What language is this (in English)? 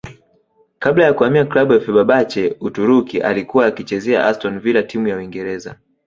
Swahili